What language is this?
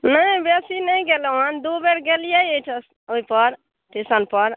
Maithili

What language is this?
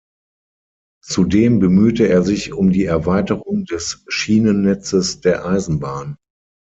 German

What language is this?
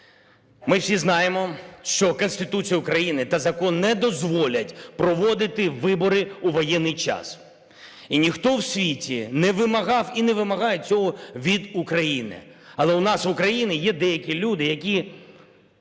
Ukrainian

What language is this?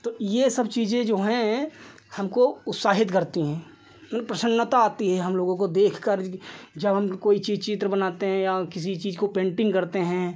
Hindi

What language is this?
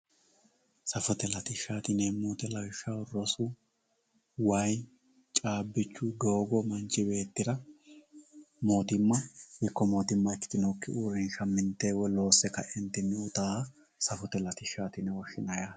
Sidamo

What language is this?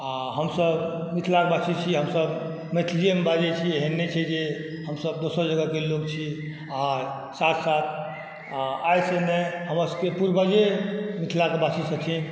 Maithili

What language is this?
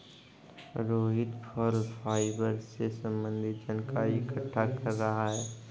Hindi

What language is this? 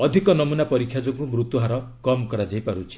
Odia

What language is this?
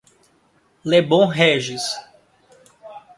Portuguese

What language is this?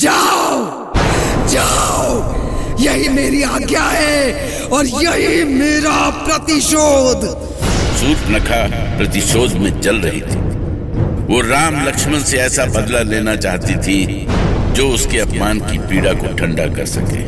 Hindi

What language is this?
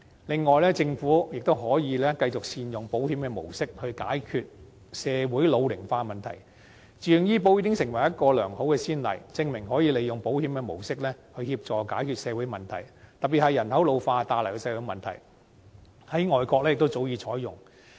Cantonese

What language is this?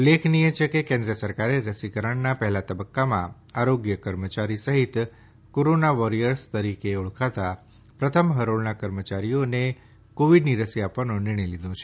Gujarati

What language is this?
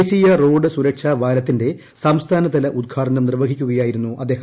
Malayalam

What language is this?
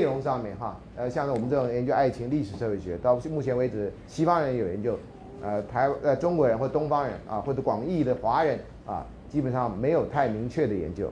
Chinese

